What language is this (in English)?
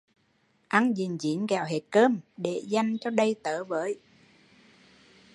Vietnamese